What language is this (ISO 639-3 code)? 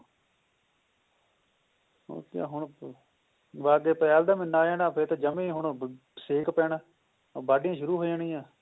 pan